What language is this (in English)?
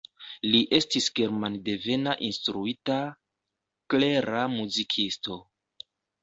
Esperanto